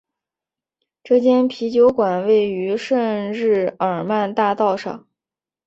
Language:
Chinese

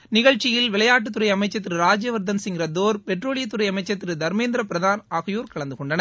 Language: Tamil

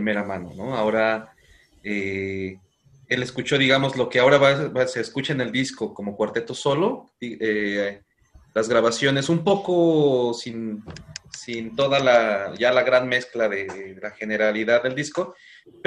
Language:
Spanish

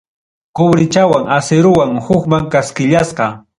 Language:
Ayacucho Quechua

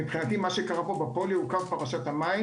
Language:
Hebrew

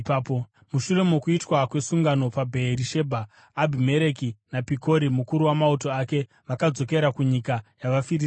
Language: Shona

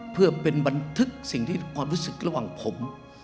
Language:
Thai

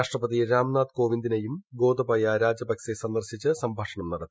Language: Malayalam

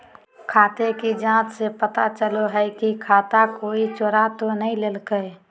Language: Magahi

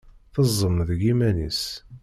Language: Kabyle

